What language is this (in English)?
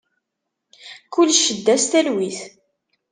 Kabyle